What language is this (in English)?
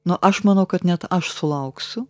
Lithuanian